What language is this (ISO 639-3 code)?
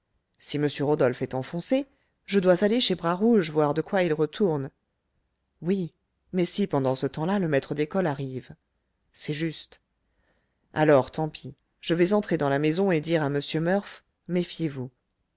fra